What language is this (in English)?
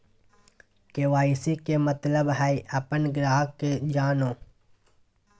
Magahi